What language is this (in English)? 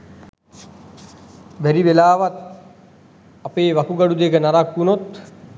Sinhala